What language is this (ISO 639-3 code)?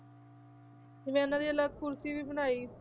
pan